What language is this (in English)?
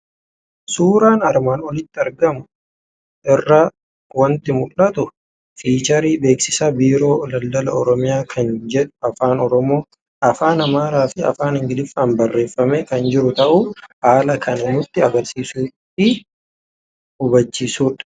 Oromo